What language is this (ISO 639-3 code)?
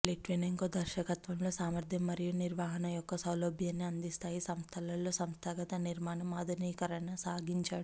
tel